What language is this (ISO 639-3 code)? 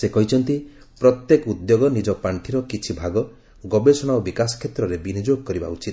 ori